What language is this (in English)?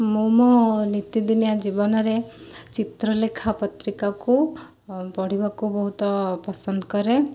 Odia